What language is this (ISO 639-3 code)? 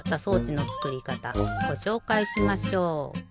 jpn